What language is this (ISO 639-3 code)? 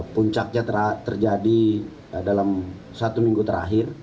ind